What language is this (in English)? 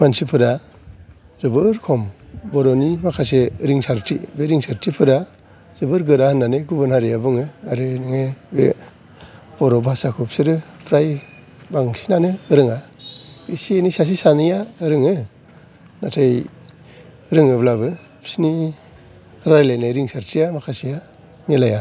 Bodo